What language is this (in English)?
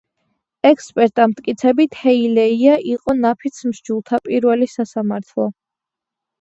Georgian